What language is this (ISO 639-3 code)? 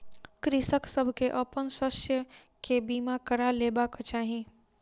mai